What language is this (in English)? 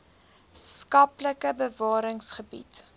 Afrikaans